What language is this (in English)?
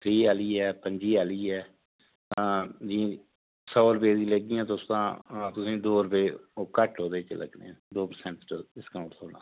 Dogri